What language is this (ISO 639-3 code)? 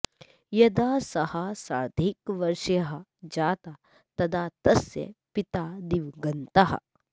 san